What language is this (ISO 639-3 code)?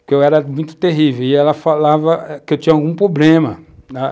por